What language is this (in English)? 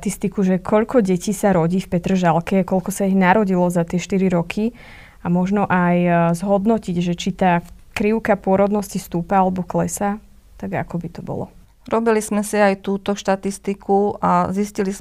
Slovak